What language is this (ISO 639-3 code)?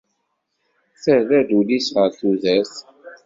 kab